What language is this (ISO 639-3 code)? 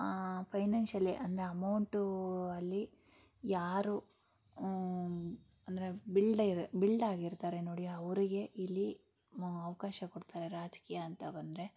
kan